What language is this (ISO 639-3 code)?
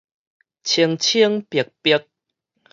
nan